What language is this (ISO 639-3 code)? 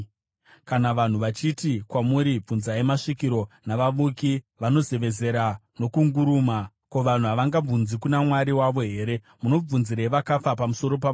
sna